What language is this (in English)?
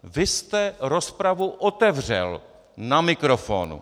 Czech